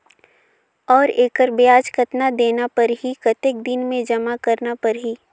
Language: Chhattisgarhi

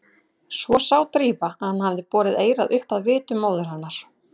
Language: Icelandic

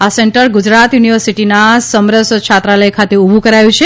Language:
Gujarati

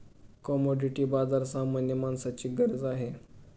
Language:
Marathi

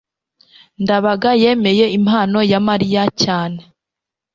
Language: Kinyarwanda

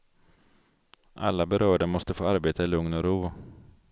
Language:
Swedish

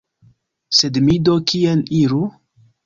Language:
Esperanto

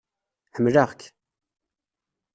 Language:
Kabyle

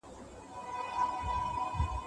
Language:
Pashto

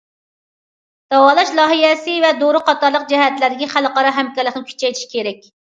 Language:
Uyghur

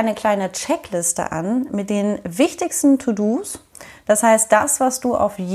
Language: German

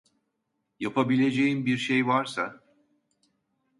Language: Turkish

